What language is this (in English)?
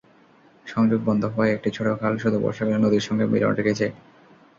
Bangla